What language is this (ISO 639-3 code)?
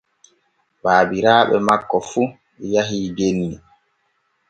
fue